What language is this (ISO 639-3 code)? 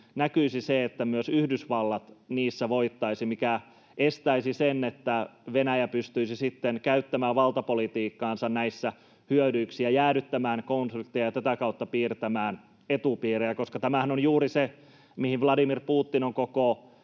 fin